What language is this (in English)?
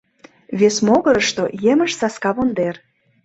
Mari